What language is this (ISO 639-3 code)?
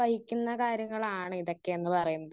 mal